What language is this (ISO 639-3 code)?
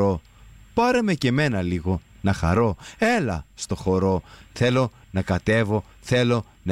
ell